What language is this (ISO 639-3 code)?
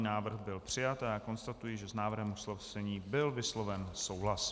ces